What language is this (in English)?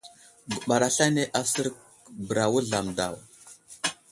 Wuzlam